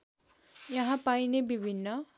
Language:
Nepali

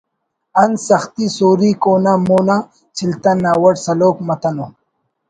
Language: Brahui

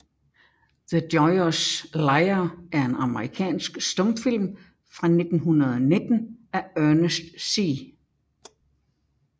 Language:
Danish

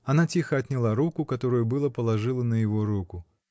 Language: Russian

